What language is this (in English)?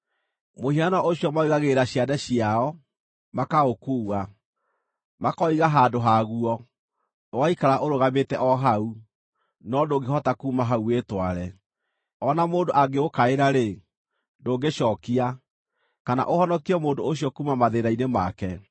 Kikuyu